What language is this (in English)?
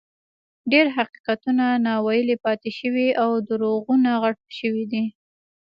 Pashto